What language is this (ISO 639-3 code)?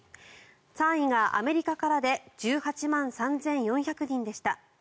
jpn